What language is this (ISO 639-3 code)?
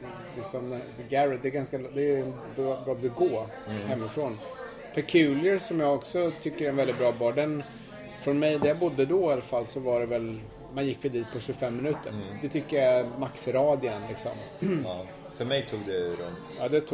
swe